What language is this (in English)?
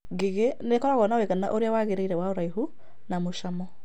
Kikuyu